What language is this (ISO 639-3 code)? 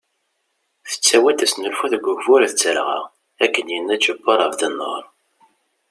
kab